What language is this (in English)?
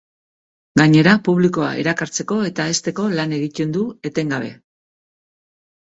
Basque